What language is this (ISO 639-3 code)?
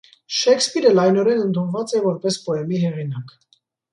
hye